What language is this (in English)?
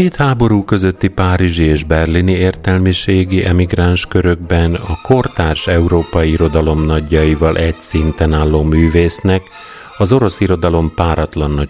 Hungarian